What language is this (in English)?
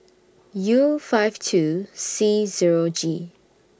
English